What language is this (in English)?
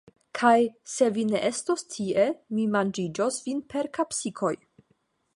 Esperanto